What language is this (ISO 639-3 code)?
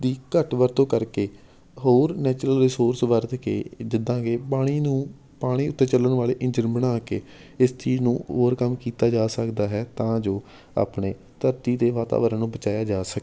pan